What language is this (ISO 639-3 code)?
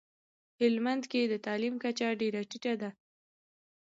pus